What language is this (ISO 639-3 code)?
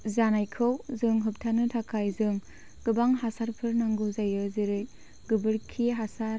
brx